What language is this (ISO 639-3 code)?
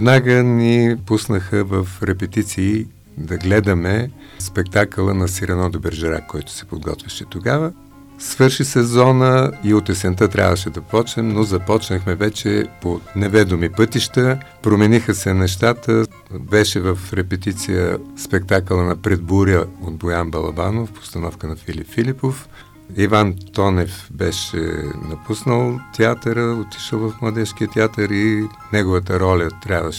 bul